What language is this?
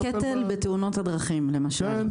Hebrew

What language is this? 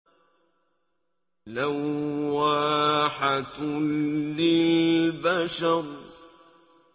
Arabic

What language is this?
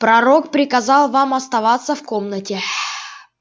Russian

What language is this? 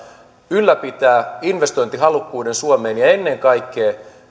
Finnish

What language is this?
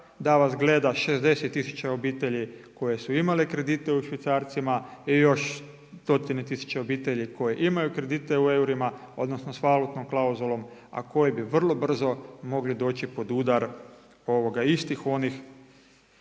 Croatian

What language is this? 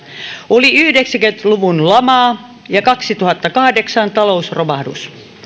Finnish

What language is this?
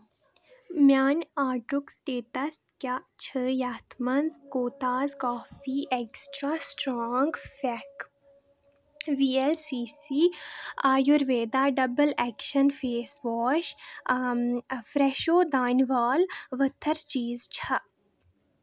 Kashmiri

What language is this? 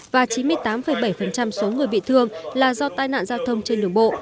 Vietnamese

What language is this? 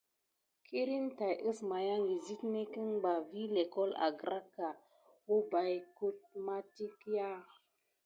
Gidar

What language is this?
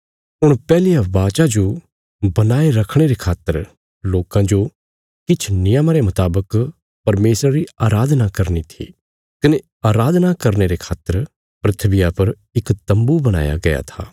Bilaspuri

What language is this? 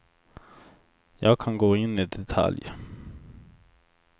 Swedish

